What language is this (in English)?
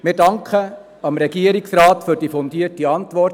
Swiss German